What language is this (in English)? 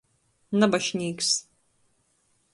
Latgalian